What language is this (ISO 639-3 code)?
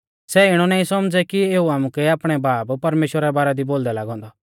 bfz